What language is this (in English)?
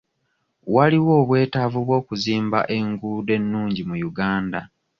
Ganda